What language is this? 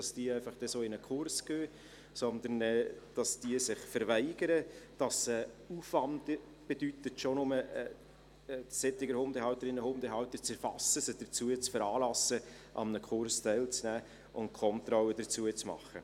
Swiss German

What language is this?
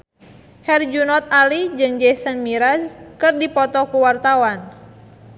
Sundanese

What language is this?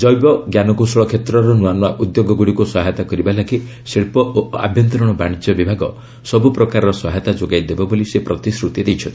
Odia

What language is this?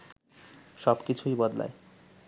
Bangla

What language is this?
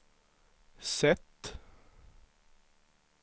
Swedish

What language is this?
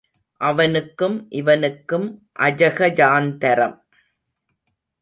Tamil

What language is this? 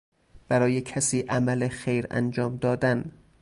Persian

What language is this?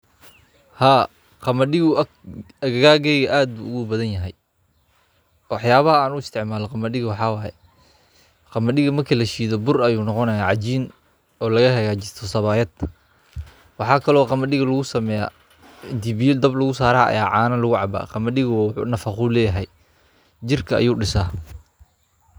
Somali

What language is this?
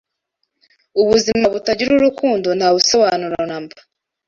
Kinyarwanda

